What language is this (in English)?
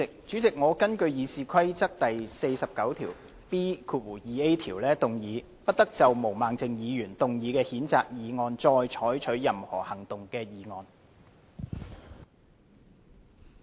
Cantonese